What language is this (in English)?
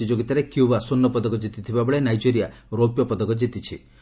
Odia